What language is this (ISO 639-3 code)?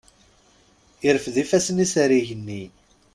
kab